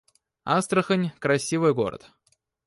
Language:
Russian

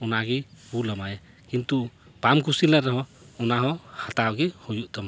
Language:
Santali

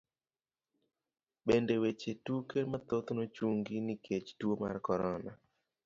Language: Luo (Kenya and Tanzania)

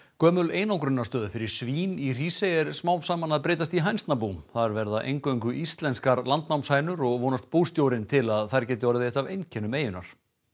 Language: Icelandic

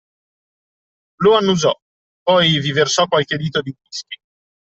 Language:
Italian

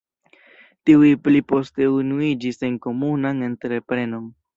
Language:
Esperanto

